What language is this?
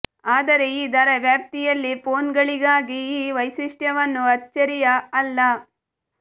Kannada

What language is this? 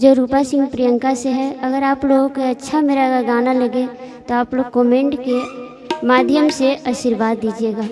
Hindi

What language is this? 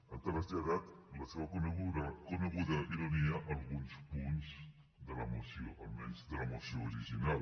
Catalan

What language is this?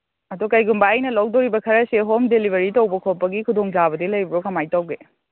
Manipuri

